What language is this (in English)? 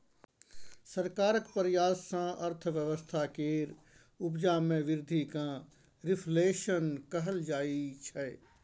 Maithili